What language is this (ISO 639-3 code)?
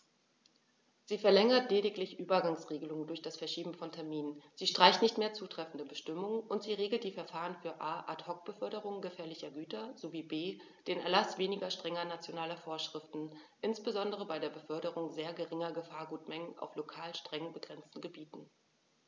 deu